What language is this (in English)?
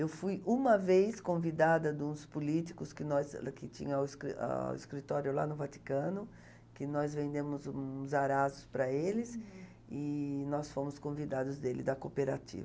Portuguese